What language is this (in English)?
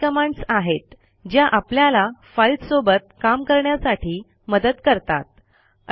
Marathi